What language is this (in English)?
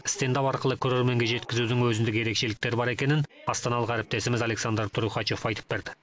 Kazakh